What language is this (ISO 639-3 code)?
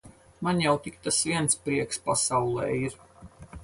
lav